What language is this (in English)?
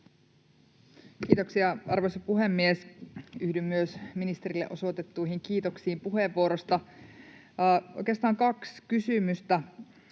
Finnish